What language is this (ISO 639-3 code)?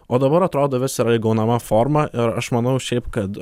lit